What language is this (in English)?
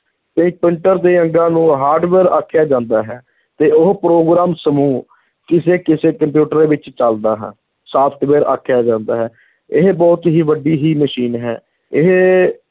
Punjabi